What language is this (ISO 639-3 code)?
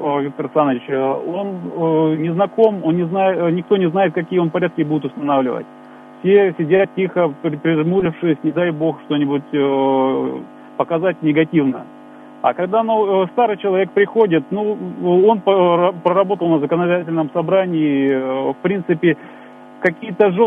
rus